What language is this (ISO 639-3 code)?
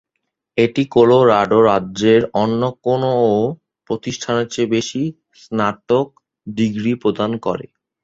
ben